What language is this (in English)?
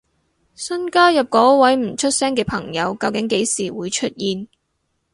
Cantonese